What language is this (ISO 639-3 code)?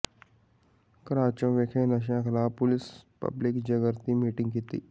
pan